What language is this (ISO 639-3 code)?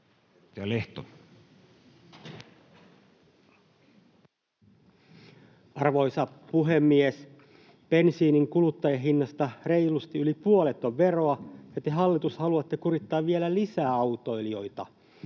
fin